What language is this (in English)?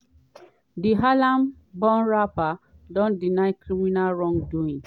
Nigerian Pidgin